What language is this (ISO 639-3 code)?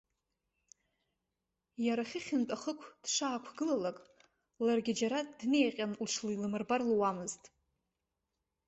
abk